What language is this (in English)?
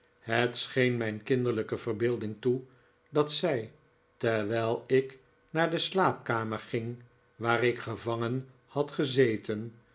Dutch